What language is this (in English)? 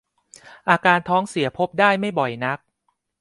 Thai